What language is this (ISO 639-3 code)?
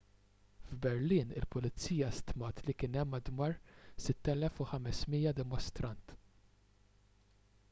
mlt